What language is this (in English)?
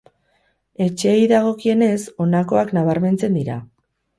Basque